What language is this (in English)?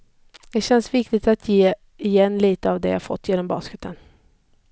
Swedish